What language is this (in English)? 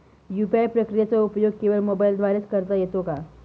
Marathi